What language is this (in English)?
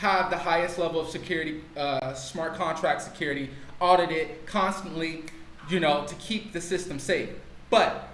English